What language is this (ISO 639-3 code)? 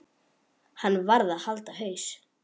isl